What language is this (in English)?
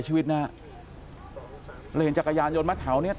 Thai